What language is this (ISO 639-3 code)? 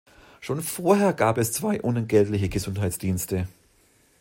deu